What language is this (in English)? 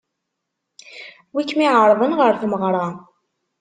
Kabyle